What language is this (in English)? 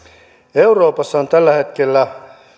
Finnish